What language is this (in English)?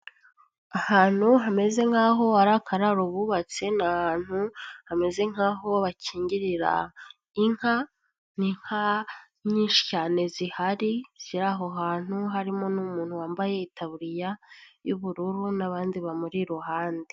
Kinyarwanda